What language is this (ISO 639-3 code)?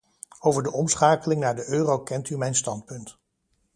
nld